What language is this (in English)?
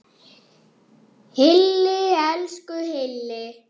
Icelandic